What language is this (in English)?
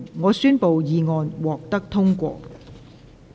Cantonese